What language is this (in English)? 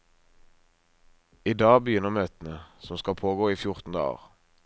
Norwegian